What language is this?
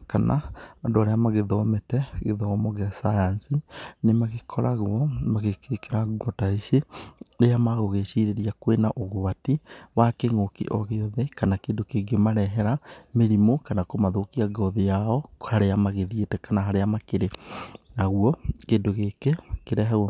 Kikuyu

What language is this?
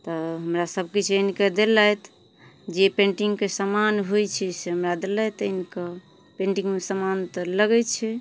Maithili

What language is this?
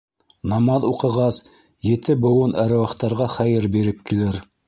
Bashkir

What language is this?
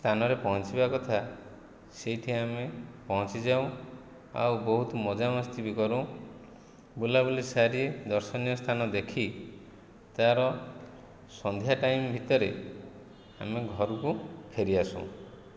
Odia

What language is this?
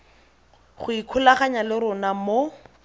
Tswana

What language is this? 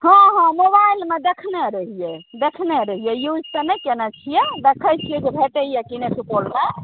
Maithili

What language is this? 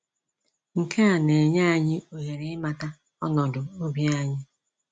Igbo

